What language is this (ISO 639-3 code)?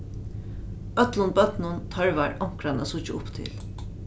fao